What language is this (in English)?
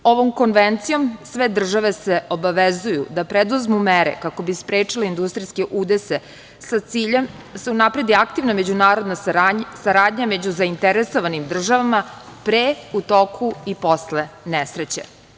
Serbian